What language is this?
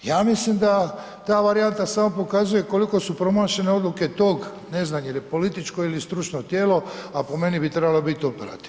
Croatian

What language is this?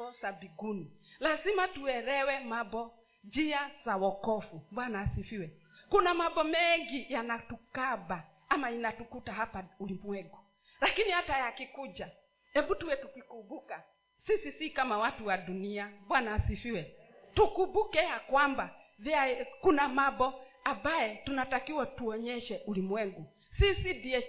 Swahili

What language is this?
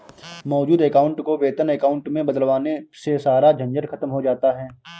Hindi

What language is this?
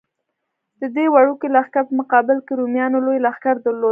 Pashto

